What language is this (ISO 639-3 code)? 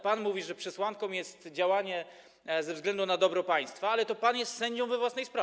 pol